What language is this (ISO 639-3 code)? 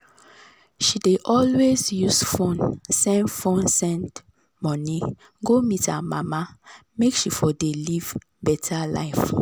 pcm